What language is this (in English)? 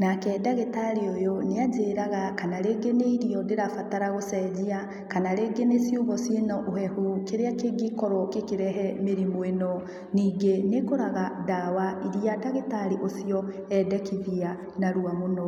Kikuyu